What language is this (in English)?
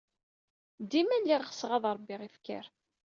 Kabyle